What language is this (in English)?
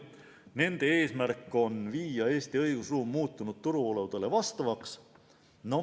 Estonian